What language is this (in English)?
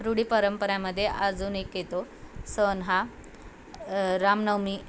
Marathi